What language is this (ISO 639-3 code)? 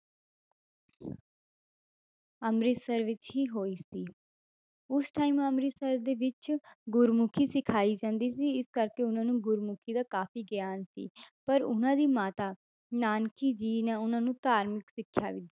pan